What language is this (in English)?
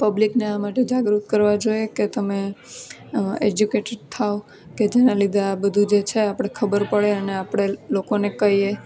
Gujarati